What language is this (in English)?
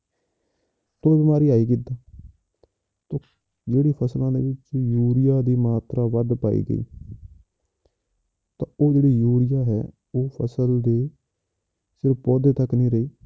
Punjabi